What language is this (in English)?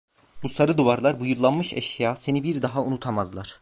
Turkish